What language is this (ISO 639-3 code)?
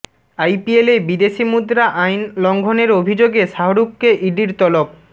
ben